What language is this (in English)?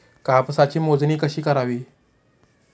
Marathi